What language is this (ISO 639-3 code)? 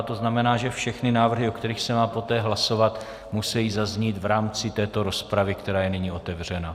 ces